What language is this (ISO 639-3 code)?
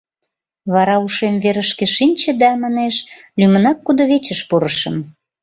chm